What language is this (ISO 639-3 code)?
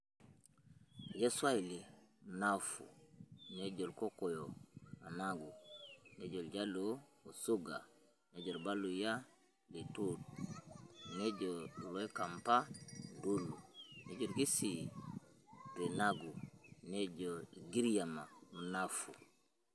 mas